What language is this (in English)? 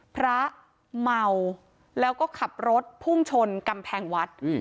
Thai